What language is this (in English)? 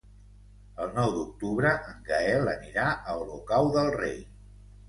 Catalan